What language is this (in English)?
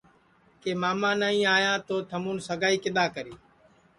Sansi